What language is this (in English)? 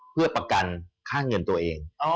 Thai